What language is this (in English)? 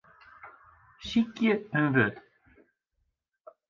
Western Frisian